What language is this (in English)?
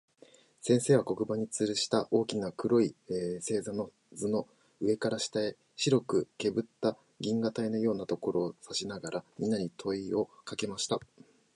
Japanese